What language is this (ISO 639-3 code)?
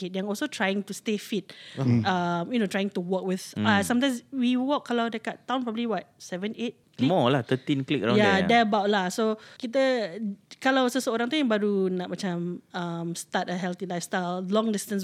msa